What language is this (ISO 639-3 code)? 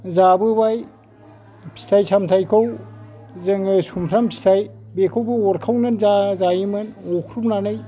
brx